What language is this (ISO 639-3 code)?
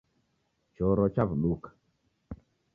dav